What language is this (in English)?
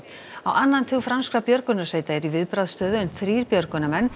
Icelandic